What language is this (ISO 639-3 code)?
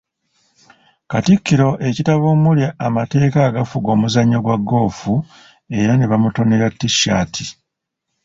lug